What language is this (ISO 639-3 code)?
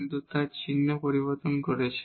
ben